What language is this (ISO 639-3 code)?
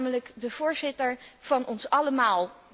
nld